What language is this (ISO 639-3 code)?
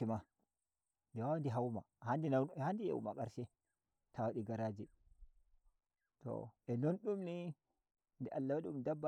fuv